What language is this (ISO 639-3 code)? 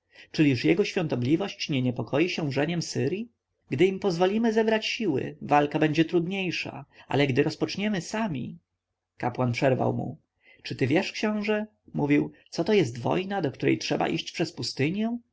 pol